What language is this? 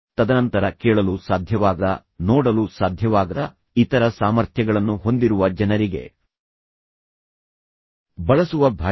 Kannada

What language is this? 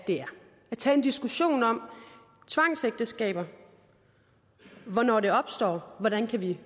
Danish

